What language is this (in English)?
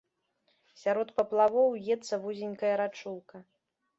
Belarusian